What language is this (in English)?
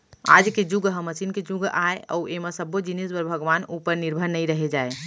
Chhattisgarhi